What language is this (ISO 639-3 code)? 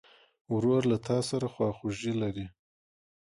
pus